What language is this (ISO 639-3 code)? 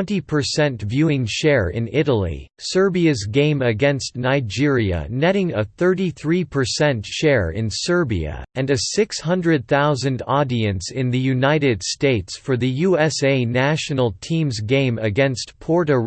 eng